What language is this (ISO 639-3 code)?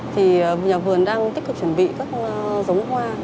vie